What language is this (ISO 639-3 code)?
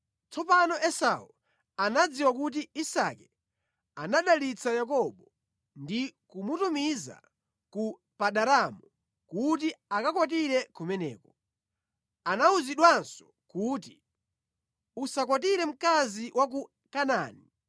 nya